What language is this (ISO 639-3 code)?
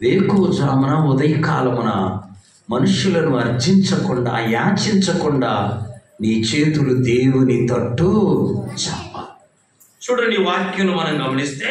kor